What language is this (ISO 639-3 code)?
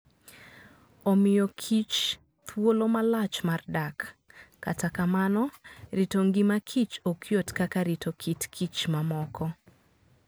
luo